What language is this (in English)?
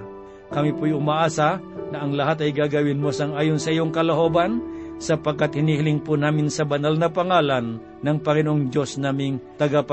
Filipino